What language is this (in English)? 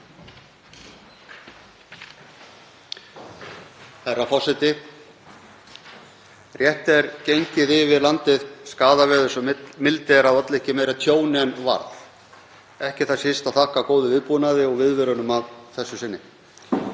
Icelandic